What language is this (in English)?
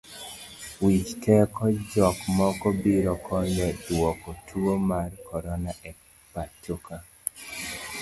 Luo (Kenya and Tanzania)